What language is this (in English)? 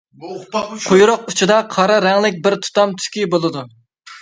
Uyghur